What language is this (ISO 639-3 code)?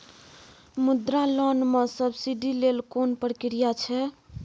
mai